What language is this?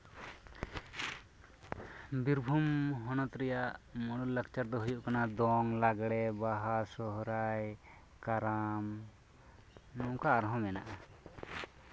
Santali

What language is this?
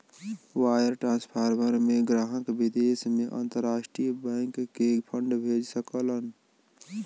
Bhojpuri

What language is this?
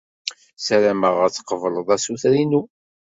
Kabyle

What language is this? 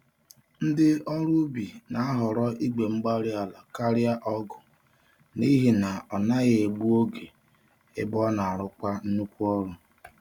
Igbo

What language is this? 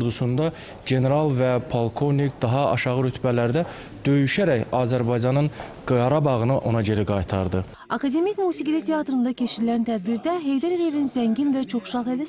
Turkish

